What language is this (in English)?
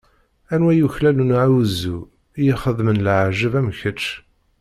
Kabyle